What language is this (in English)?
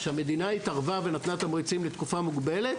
Hebrew